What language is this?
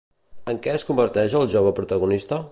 Catalan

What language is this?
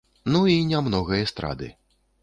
Belarusian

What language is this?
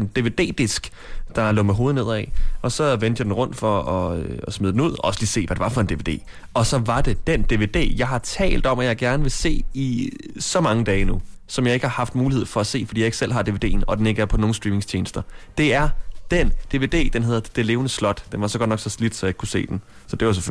Danish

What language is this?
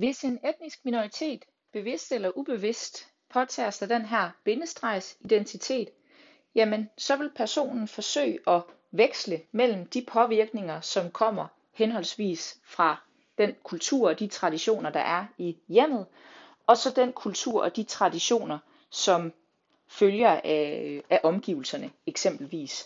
Danish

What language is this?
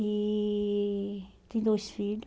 Portuguese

